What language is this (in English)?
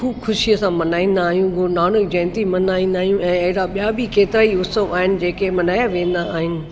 Sindhi